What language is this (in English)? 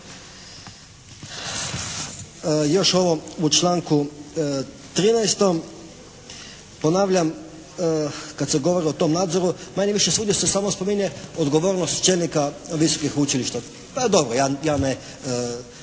Croatian